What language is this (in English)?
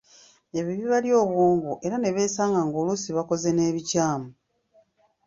Ganda